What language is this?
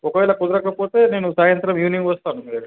Telugu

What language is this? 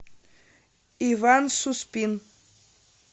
Russian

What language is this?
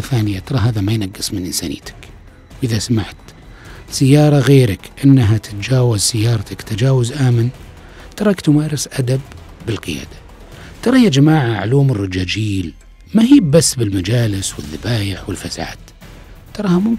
Arabic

